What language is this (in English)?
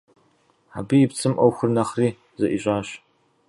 Kabardian